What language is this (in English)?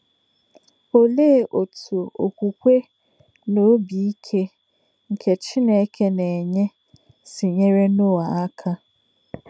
Igbo